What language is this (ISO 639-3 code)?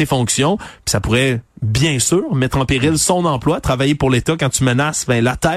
fra